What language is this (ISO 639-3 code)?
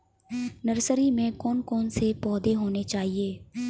hin